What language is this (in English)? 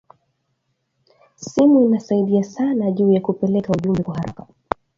Swahili